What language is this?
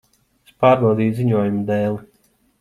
Latvian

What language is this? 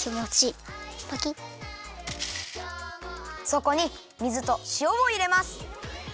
Japanese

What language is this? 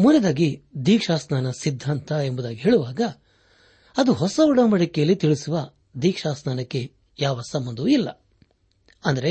Kannada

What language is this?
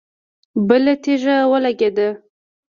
Pashto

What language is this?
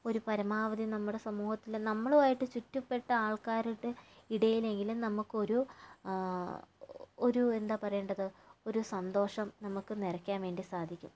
Malayalam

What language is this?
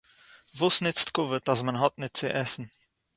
Yiddish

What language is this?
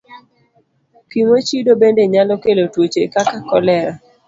Luo (Kenya and Tanzania)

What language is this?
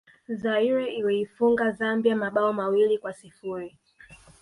Swahili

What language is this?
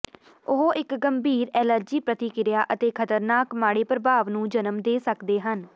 Punjabi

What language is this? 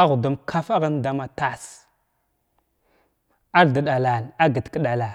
Glavda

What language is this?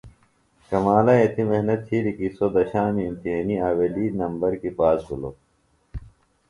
Phalura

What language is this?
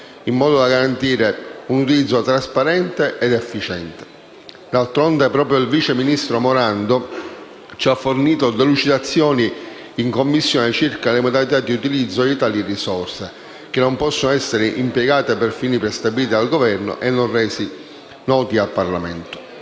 Italian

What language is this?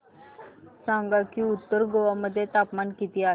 Marathi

